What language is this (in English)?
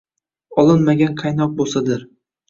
Uzbek